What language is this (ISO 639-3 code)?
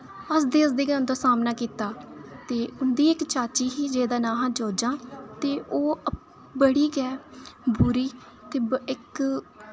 doi